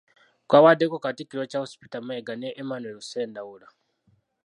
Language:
Ganda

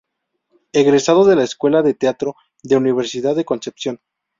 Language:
Spanish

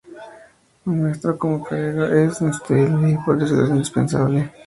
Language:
Spanish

